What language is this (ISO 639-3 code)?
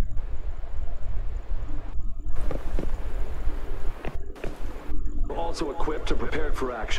vie